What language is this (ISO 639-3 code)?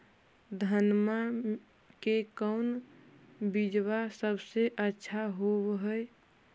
mag